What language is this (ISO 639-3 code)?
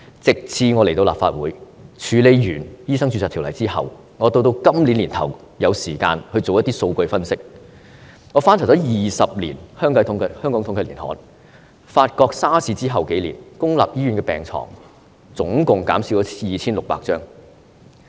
yue